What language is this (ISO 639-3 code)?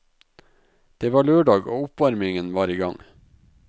nor